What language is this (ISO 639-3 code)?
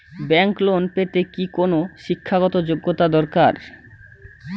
ben